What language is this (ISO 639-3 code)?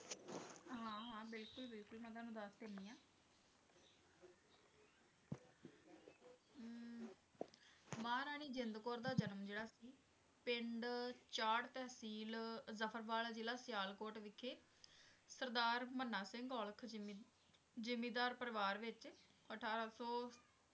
pan